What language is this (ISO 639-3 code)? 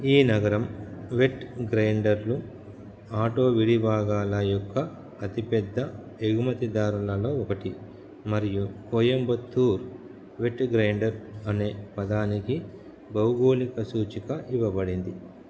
tel